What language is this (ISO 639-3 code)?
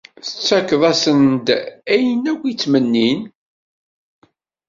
kab